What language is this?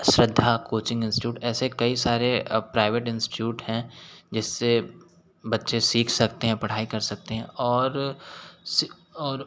Hindi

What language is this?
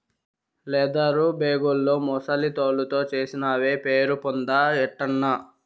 Telugu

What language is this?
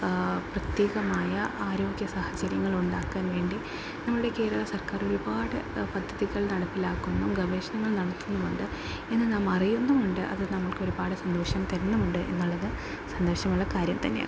Malayalam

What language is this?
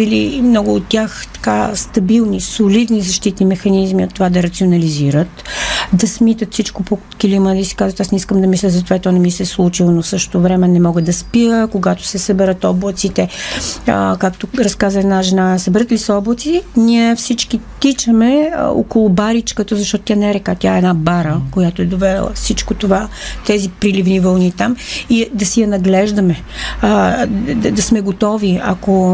Bulgarian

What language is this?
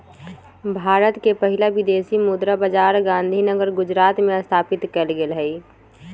Magahi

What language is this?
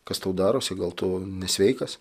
Lithuanian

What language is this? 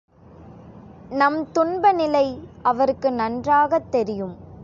Tamil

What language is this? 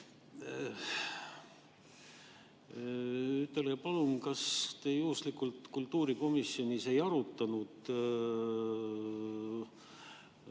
Estonian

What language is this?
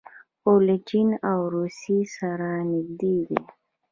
Pashto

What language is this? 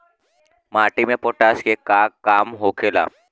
Bhojpuri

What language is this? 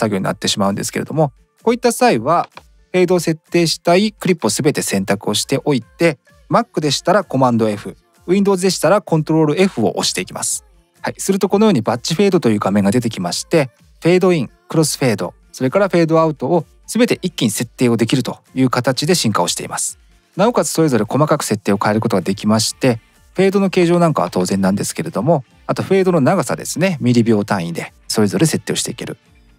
Japanese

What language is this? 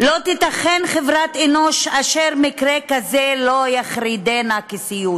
Hebrew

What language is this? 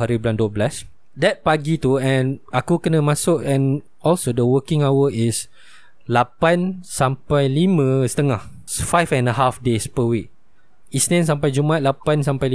Malay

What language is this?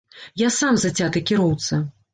Belarusian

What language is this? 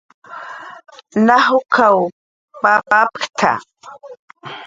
Jaqaru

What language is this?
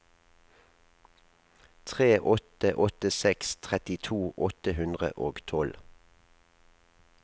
Norwegian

